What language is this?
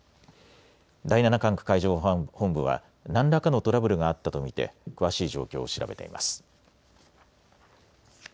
Japanese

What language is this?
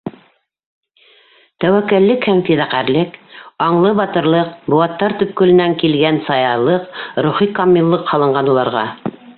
Bashkir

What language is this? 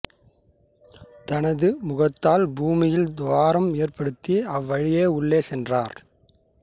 Tamil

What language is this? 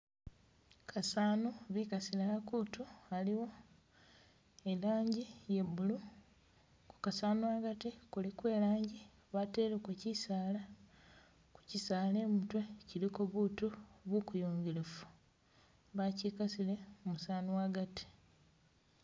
Masaaba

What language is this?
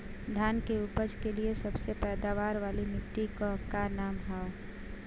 Bhojpuri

